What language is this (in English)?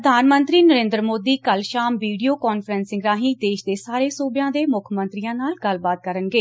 Punjabi